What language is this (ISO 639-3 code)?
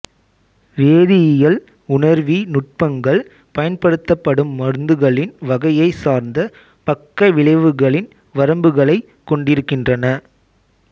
tam